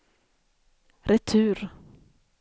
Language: Swedish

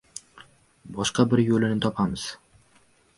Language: Uzbek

